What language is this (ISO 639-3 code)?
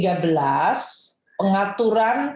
ind